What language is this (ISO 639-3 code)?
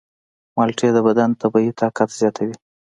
pus